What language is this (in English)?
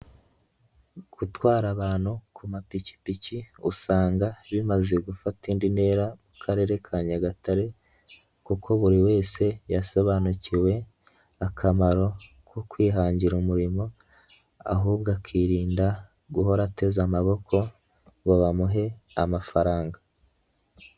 Kinyarwanda